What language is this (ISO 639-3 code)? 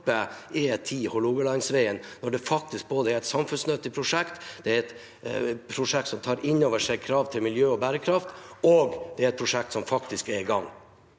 nor